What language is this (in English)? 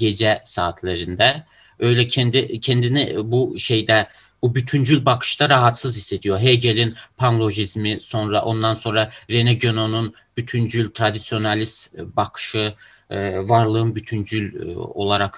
Turkish